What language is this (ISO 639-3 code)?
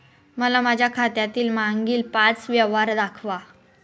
mar